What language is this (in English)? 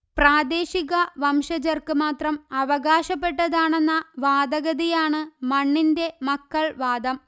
Malayalam